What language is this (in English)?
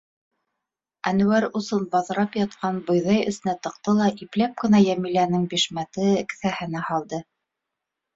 Bashkir